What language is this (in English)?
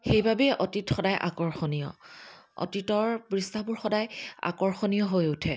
Assamese